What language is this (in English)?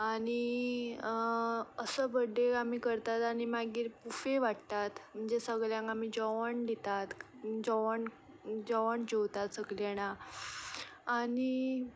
Konkani